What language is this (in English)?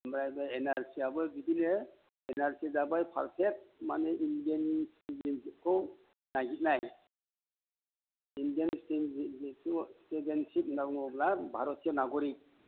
Bodo